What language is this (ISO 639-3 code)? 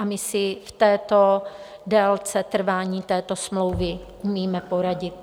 ces